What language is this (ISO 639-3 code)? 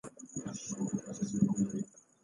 ron